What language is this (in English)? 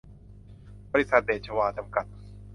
Thai